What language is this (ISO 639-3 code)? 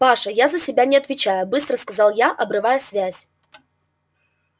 rus